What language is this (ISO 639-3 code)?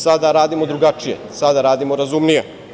srp